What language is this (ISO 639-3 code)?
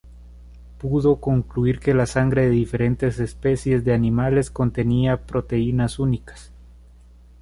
spa